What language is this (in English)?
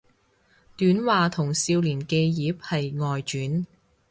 Cantonese